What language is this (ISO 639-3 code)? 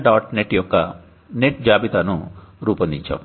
tel